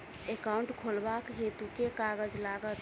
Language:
Maithili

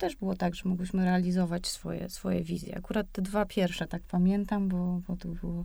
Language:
Polish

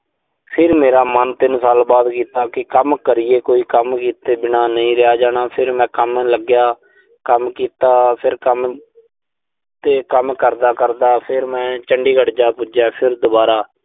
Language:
Punjabi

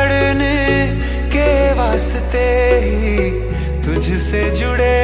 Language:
Hindi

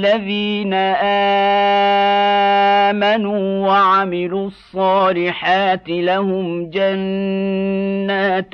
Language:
Arabic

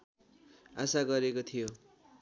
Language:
Nepali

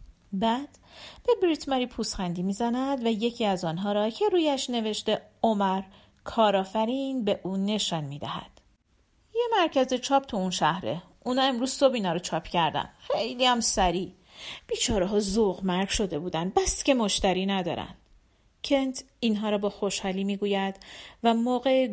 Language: Persian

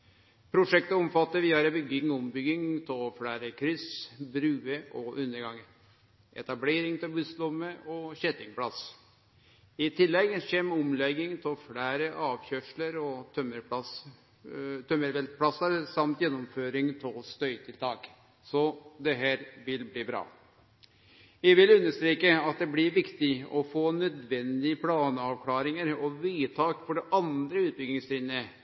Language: Norwegian Nynorsk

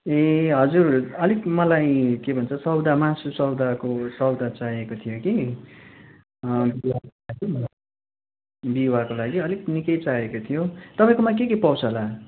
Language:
Nepali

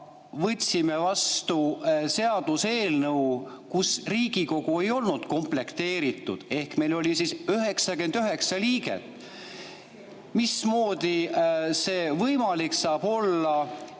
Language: Estonian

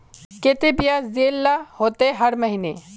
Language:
Magahi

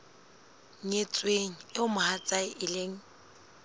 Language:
Southern Sotho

